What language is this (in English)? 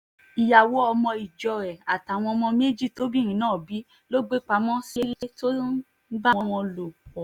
Yoruba